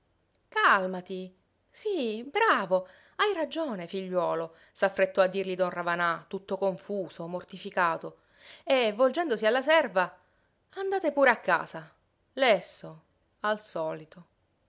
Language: Italian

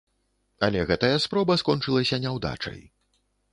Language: Belarusian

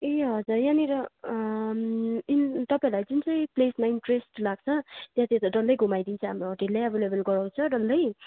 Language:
Nepali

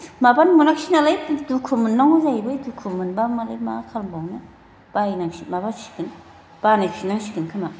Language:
Bodo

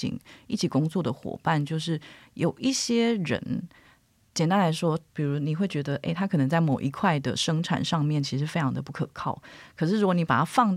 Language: Chinese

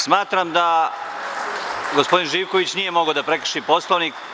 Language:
Serbian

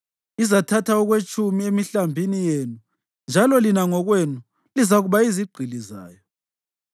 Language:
North Ndebele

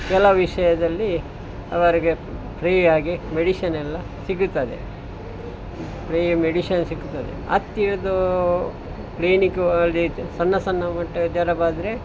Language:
Kannada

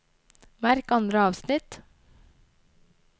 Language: Norwegian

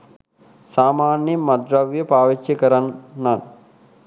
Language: Sinhala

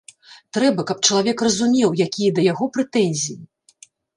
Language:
Belarusian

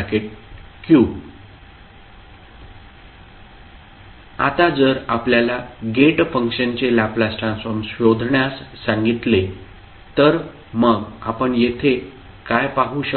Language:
Marathi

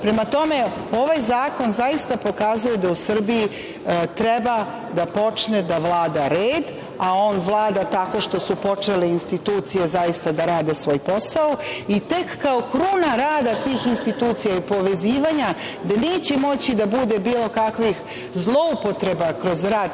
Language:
Serbian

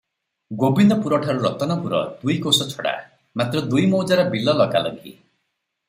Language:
Odia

